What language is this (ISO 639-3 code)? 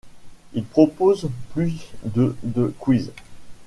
fra